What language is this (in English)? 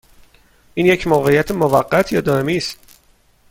Persian